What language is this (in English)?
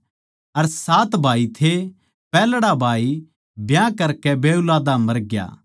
Haryanvi